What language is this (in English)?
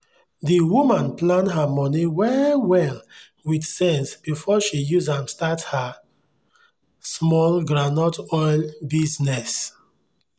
Nigerian Pidgin